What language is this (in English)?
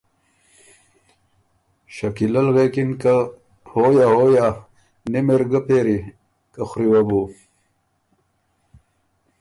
Ormuri